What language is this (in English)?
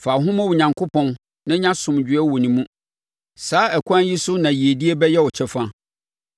Akan